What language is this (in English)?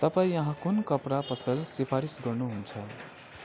Nepali